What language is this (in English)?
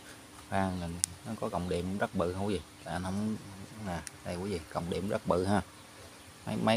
Vietnamese